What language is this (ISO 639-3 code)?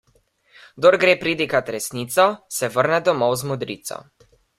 slv